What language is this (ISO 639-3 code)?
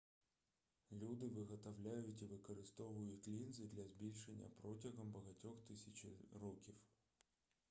ukr